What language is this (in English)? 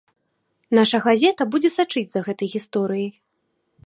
Belarusian